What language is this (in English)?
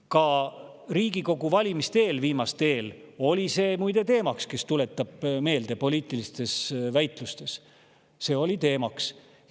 Estonian